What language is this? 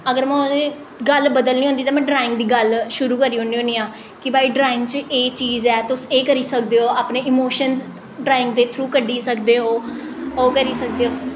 Dogri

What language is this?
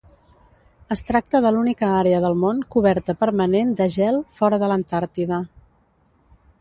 Catalan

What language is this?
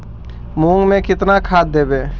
Magahi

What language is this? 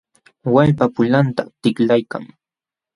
Jauja Wanca Quechua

